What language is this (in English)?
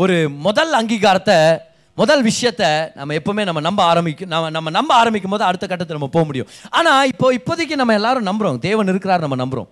Tamil